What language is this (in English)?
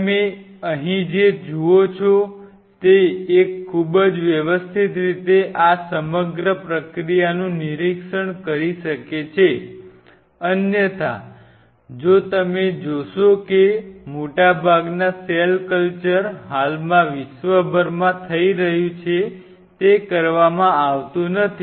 Gujarati